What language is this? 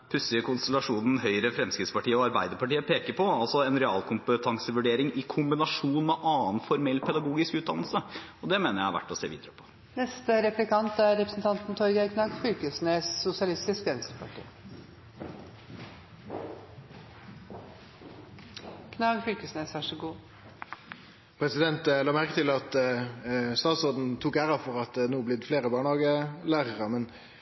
Norwegian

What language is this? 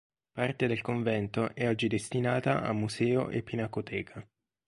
Italian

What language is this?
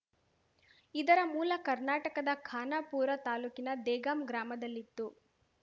Kannada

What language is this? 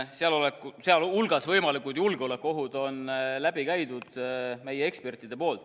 Estonian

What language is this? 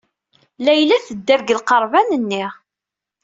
Kabyle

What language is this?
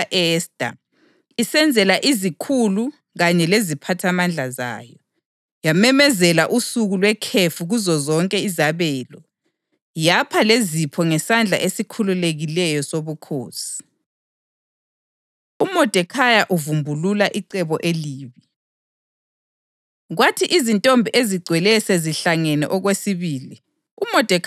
North Ndebele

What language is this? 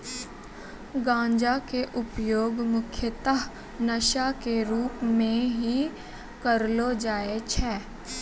Maithili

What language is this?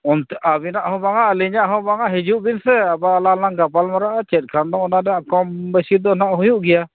Santali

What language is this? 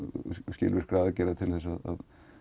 Icelandic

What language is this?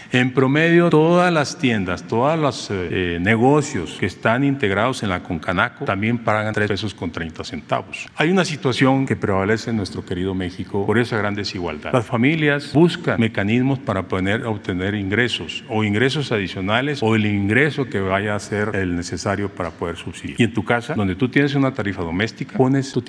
Spanish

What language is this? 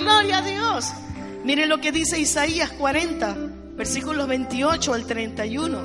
Spanish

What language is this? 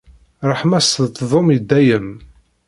Kabyle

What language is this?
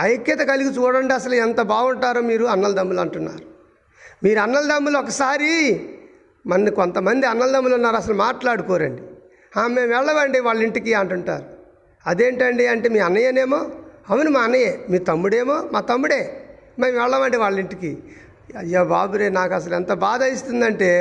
Telugu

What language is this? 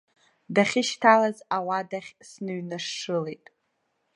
Abkhazian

